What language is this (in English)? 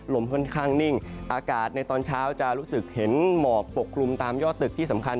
Thai